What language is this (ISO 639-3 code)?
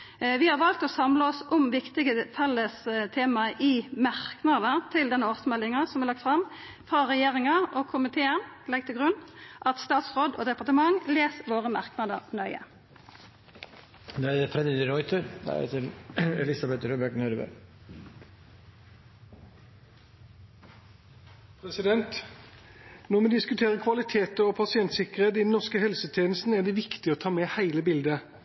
nor